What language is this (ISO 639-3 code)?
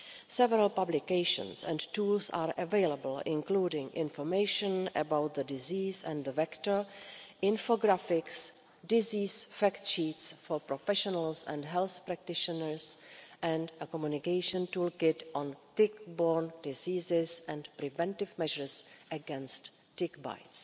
eng